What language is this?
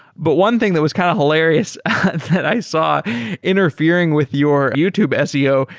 English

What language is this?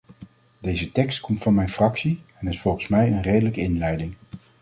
Dutch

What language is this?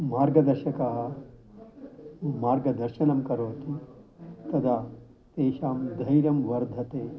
Sanskrit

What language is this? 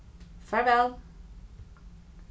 Faroese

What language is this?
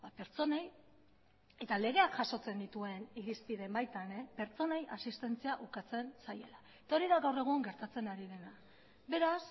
Basque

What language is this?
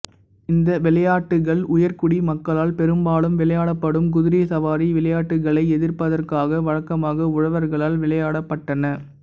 Tamil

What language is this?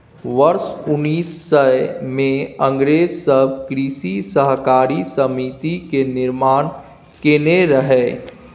Maithili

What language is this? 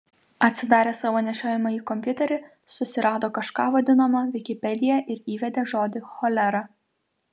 Lithuanian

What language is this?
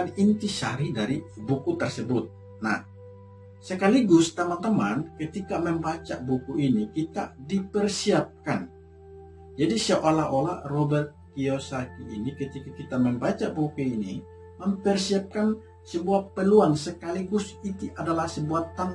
Indonesian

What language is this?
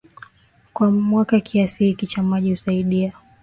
Swahili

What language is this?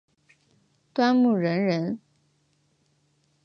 Chinese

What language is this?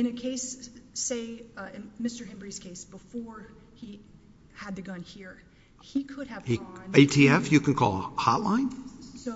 English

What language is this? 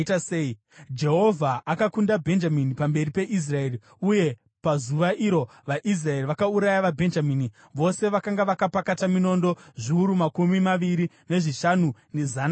Shona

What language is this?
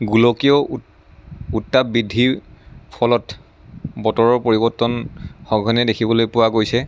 Assamese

